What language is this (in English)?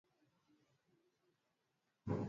Swahili